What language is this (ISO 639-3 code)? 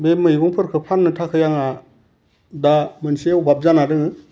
brx